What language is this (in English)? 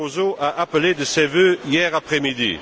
French